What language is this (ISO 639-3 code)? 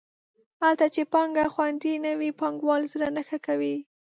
pus